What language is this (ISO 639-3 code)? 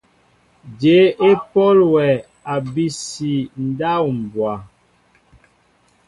mbo